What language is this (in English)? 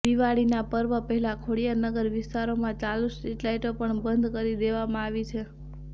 Gujarati